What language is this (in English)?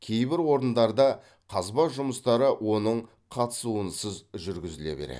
Kazakh